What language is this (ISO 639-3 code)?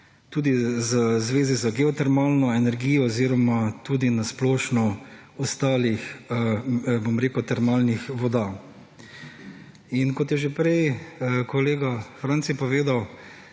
slv